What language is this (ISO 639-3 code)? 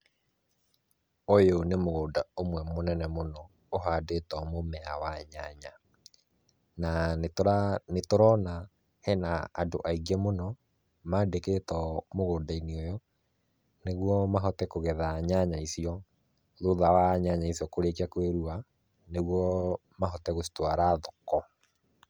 kik